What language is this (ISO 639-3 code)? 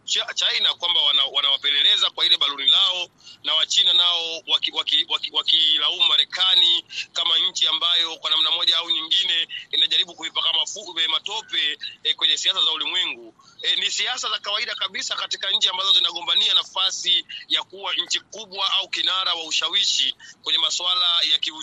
swa